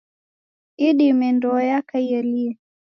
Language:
Taita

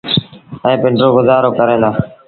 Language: Sindhi Bhil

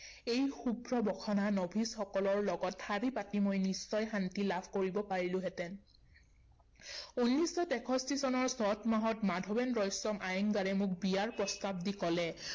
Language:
Assamese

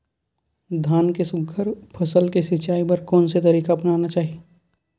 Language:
Chhattisgarhi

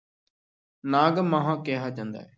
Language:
Punjabi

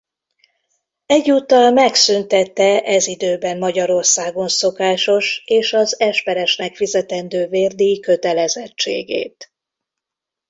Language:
Hungarian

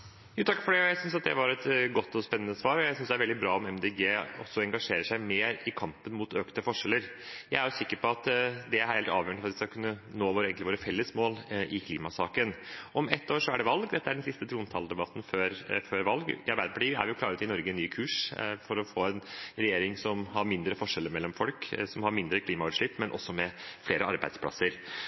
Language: Norwegian Bokmål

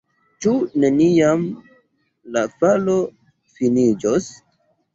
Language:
Esperanto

